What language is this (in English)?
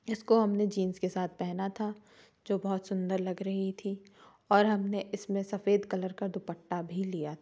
Hindi